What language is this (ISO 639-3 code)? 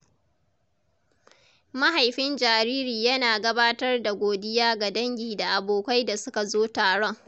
hau